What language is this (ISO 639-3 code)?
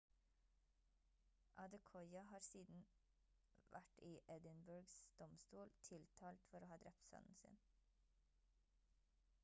nob